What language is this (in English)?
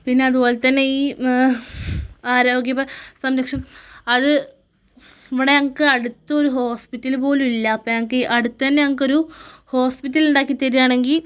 Malayalam